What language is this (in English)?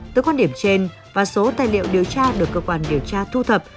Vietnamese